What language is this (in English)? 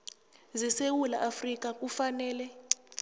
South Ndebele